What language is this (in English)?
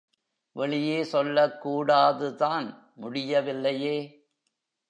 Tamil